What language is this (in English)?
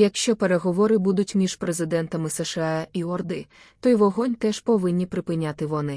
Ukrainian